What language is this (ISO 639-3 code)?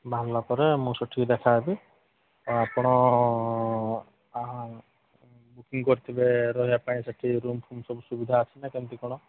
ori